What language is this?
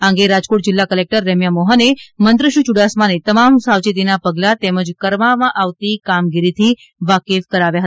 Gujarati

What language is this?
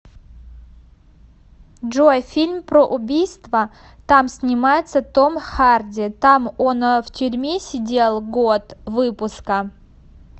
Russian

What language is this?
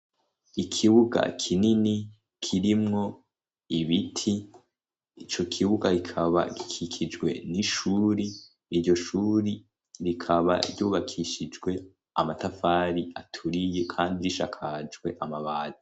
Rundi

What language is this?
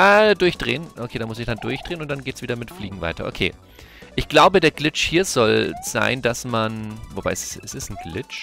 German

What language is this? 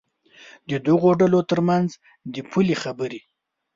Pashto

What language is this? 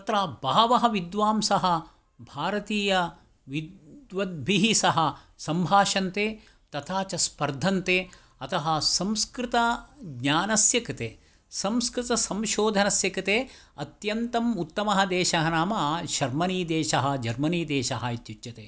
Sanskrit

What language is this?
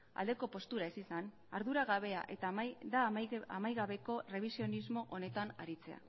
Basque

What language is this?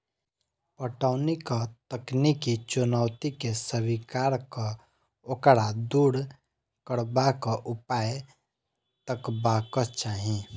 Maithili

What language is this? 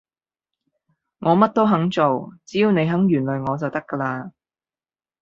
Cantonese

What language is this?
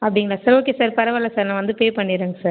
Tamil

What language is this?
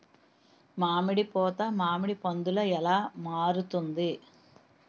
Telugu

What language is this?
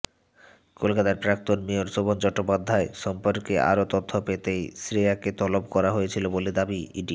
Bangla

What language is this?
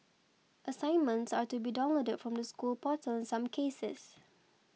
English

